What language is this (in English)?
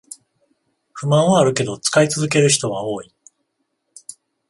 Japanese